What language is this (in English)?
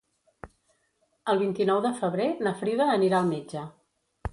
Catalan